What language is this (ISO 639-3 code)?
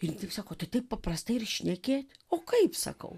lit